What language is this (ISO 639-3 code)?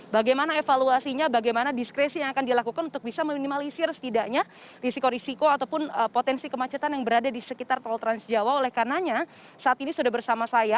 ind